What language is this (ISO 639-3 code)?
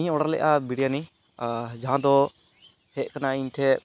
sat